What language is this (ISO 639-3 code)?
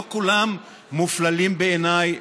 heb